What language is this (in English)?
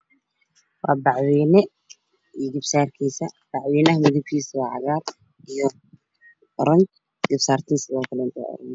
Somali